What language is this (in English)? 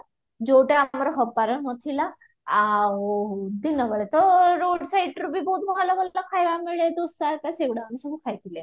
Odia